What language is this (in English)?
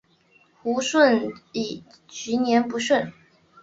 Chinese